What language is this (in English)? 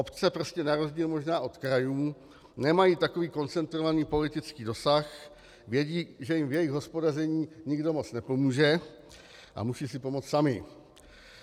Czech